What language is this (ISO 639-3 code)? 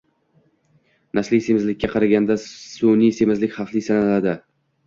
uzb